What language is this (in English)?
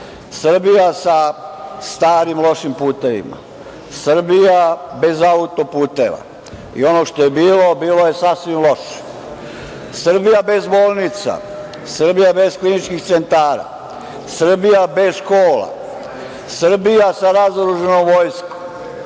Serbian